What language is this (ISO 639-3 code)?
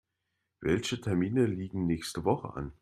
deu